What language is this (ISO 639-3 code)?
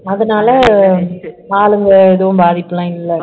tam